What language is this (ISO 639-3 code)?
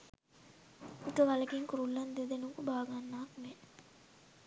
sin